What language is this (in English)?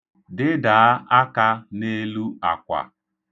Igbo